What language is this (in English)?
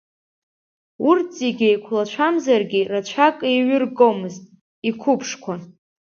Abkhazian